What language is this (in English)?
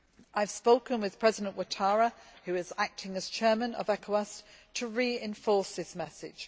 English